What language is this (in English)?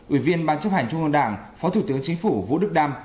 Vietnamese